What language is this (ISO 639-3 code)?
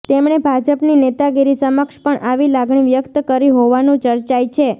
guj